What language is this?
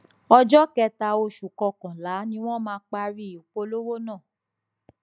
Yoruba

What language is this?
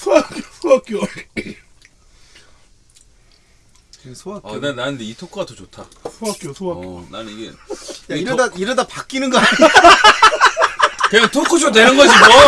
Korean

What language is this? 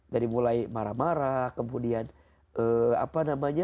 Indonesian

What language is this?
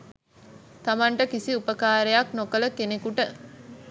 Sinhala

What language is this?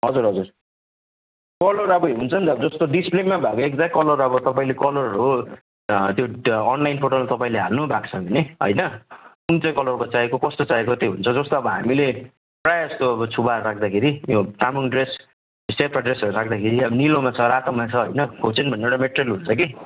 Nepali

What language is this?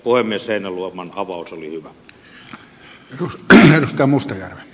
Finnish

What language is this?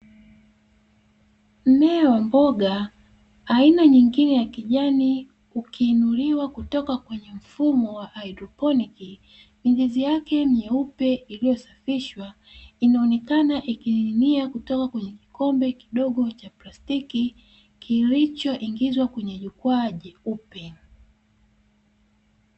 Swahili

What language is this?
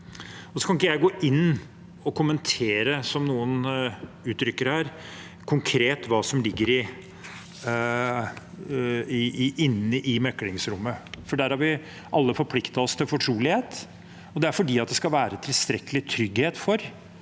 Norwegian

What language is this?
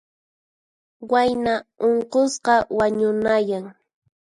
Puno Quechua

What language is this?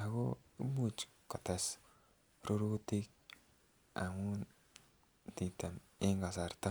Kalenjin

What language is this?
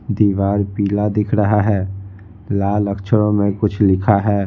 Hindi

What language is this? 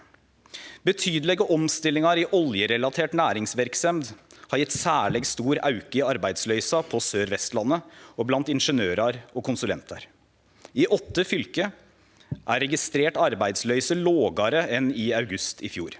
Norwegian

